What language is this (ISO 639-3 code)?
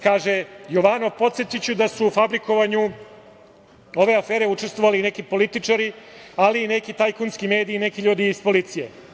srp